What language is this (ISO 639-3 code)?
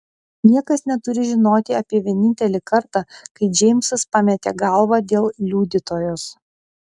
lit